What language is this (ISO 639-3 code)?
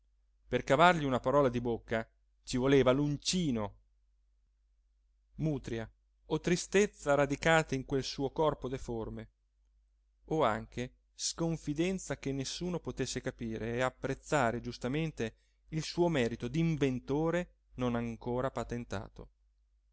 ita